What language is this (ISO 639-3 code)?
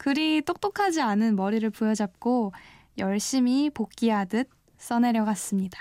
kor